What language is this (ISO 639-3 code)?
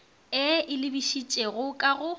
nso